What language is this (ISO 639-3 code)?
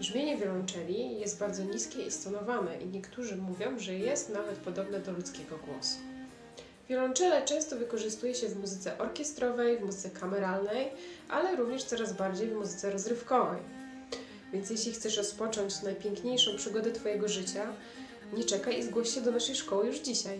pol